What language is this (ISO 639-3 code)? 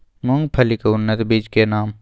mai